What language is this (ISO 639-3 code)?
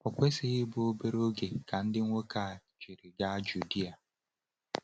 ibo